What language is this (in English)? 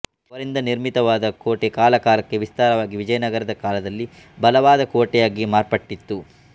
Kannada